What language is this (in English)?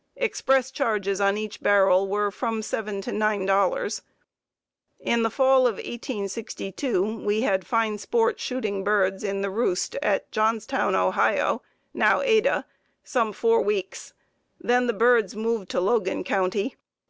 English